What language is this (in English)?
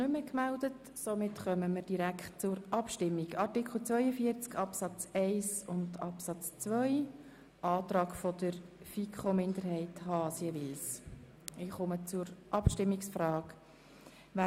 Swiss German